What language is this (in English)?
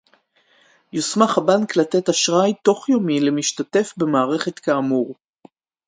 Hebrew